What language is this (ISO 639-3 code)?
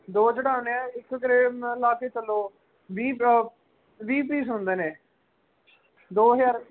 pan